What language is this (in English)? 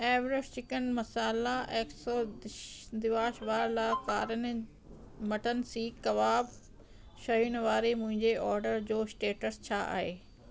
Sindhi